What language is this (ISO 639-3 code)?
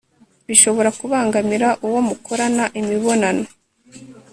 kin